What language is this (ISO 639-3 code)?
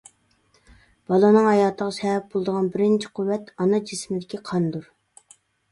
uig